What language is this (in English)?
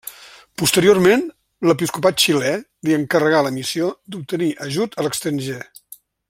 Catalan